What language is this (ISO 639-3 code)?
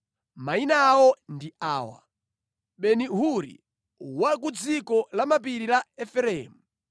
nya